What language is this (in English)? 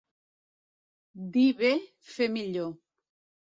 Catalan